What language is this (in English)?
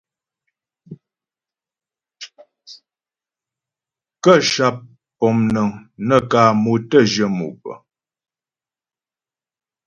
Ghomala